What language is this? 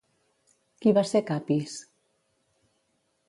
Catalan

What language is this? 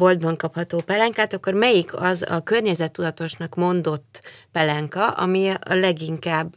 Hungarian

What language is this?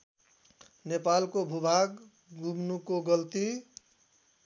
Nepali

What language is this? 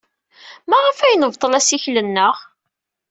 Kabyle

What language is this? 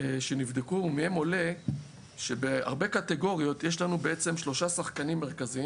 Hebrew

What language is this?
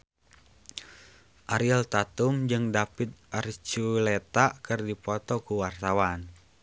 Sundanese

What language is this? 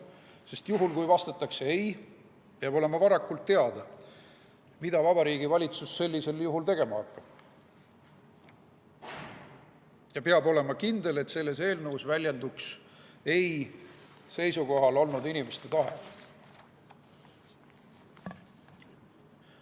Estonian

